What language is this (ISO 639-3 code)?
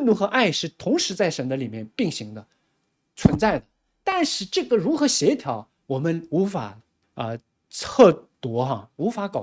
zho